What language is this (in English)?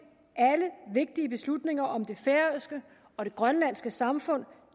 Danish